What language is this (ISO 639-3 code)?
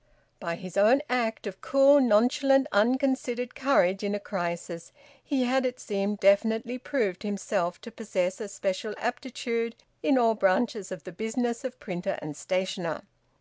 eng